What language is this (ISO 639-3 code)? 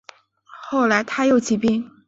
zho